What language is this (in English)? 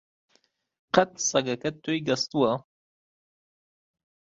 Central Kurdish